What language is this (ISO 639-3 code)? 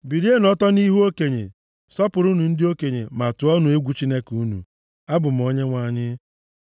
ibo